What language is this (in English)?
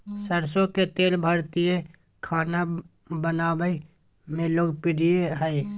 Magahi